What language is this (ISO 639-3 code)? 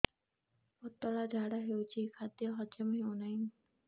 ori